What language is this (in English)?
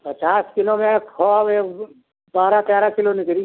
Hindi